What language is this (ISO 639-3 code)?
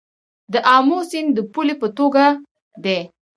pus